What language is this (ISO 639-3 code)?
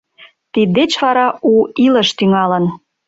chm